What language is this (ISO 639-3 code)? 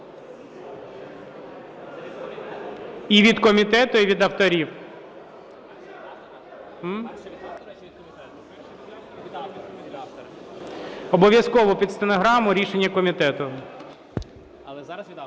ukr